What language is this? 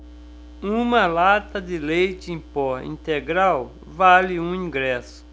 Portuguese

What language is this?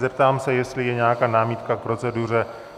Czech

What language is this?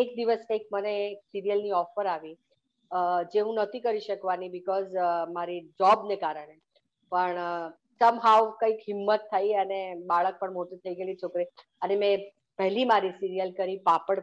Gujarati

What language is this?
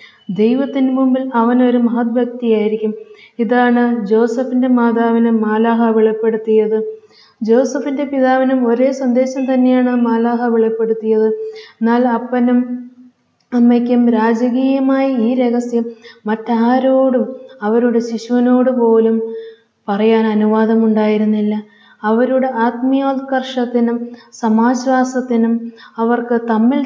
Malayalam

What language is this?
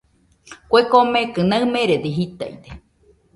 Nüpode Huitoto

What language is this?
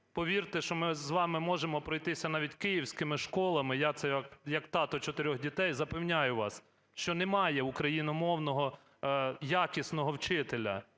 Ukrainian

